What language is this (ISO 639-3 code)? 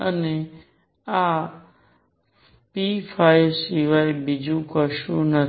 guj